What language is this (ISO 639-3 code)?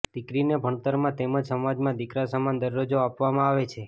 guj